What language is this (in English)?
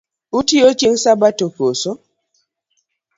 Luo (Kenya and Tanzania)